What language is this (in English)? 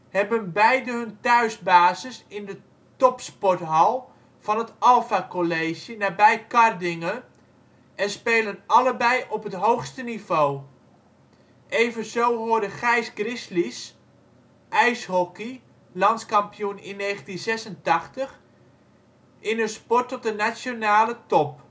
Dutch